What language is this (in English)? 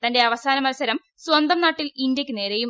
Malayalam